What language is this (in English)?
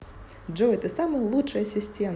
Russian